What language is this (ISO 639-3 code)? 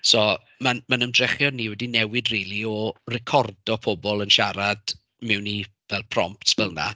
cym